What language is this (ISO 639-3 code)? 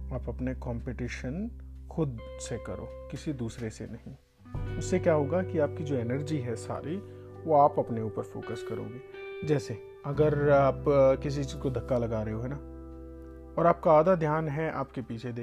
hin